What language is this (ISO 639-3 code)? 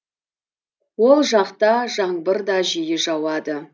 kaz